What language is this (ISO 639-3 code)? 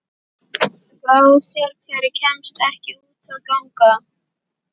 isl